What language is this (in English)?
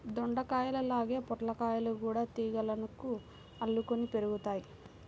Telugu